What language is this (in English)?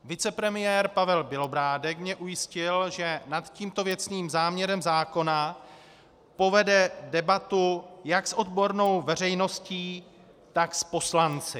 Czech